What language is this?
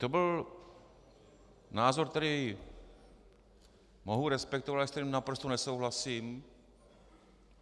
Czech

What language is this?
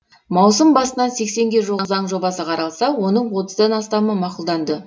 Kazakh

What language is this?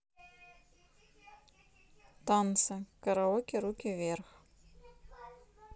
Russian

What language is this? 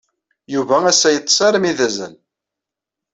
Kabyle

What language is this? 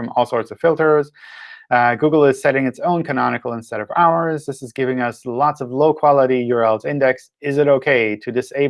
English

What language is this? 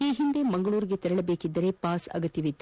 Kannada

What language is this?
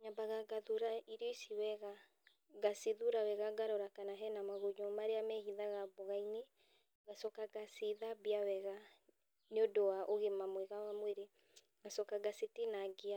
Kikuyu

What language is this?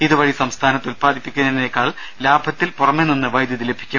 Malayalam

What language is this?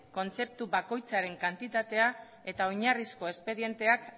Basque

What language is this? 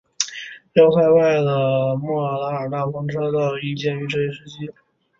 Chinese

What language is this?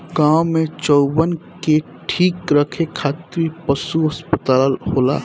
Bhojpuri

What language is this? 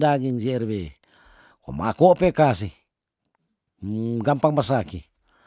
Tondano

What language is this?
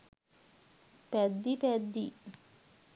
Sinhala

